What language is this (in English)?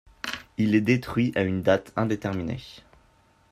French